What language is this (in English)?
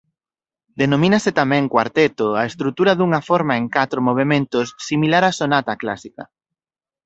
Galician